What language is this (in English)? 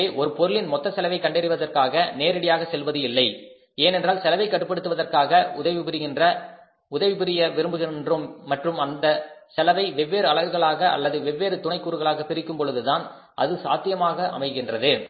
Tamil